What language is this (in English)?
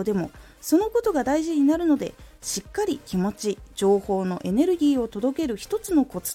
Japanese